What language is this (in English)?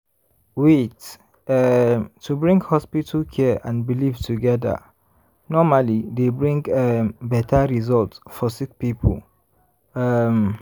Nigerian Pidgin